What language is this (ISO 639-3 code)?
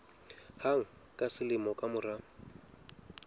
sot